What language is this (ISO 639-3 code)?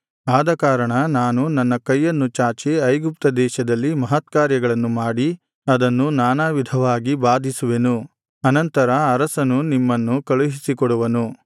kan